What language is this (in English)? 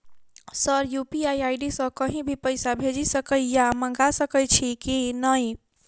Maithili